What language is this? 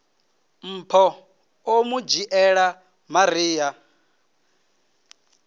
Venda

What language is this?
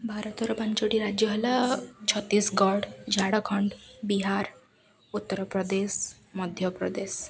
Odia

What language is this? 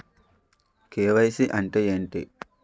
Telugu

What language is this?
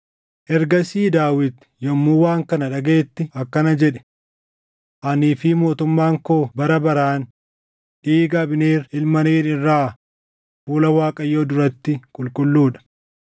Oromo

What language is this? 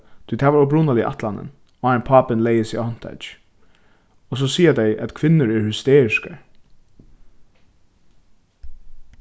Faroese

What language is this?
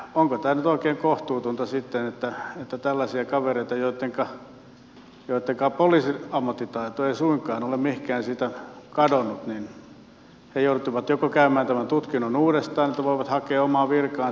Finnish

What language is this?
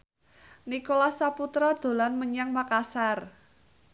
Javanese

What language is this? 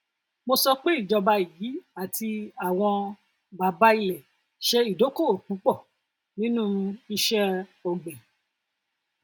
Yoruba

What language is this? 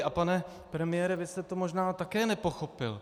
Czech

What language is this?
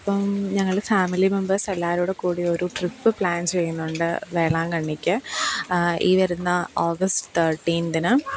Malayalam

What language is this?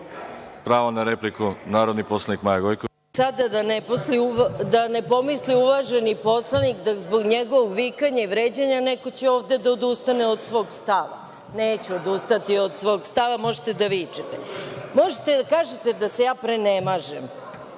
Serbian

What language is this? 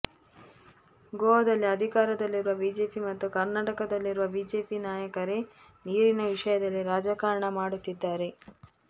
Kannada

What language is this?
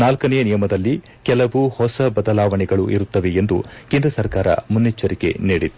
Kannada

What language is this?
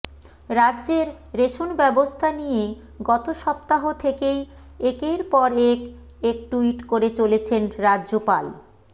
Bangla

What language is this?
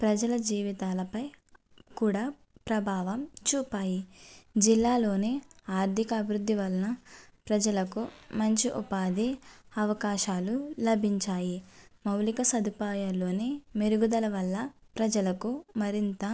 Telugu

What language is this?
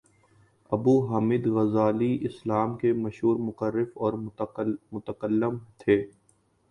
Urdu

